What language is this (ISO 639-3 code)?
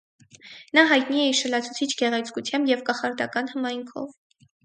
hye